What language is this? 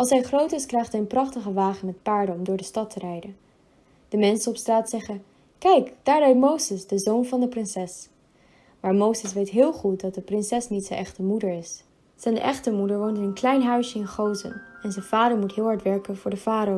Dutch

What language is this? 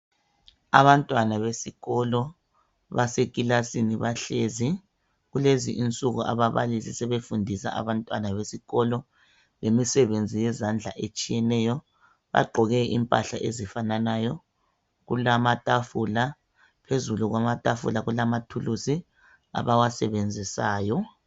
North Ndebele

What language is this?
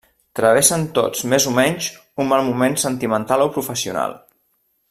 Catalan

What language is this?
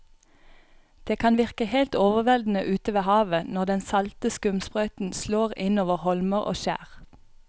Norwegian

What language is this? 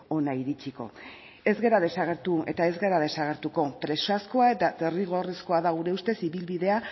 Basque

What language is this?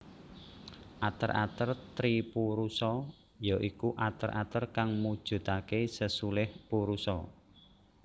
Javanese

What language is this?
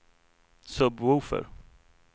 Swedish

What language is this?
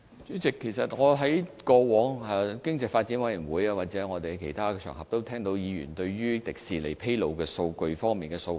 Cantonese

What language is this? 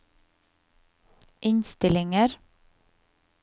Norwegian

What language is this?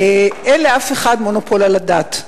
Hebrew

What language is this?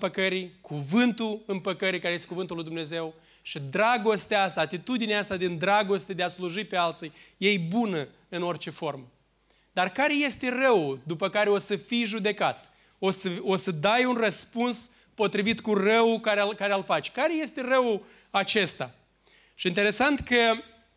Romanian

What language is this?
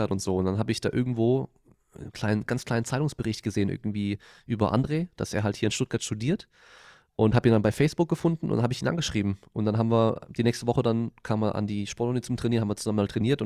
German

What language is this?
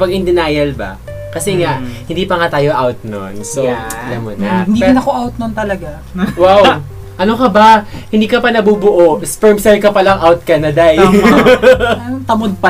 Filipino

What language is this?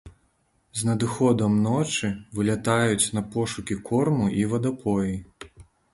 Belarusian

